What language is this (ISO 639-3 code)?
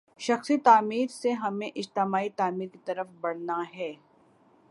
urd